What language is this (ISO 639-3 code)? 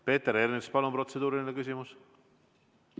est